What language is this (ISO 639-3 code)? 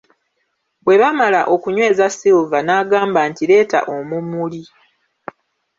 lug